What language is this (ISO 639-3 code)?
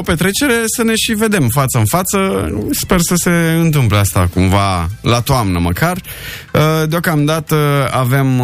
ron